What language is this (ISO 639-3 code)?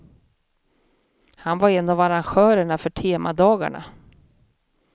swe